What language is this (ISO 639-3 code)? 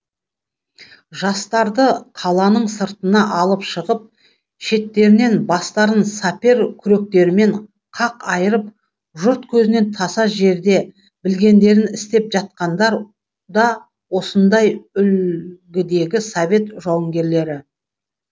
kaz